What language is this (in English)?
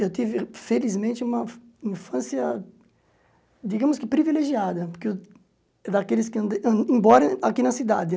Portuguese